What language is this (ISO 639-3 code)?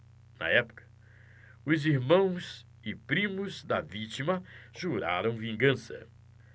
por